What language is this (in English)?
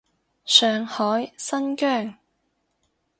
Cantonese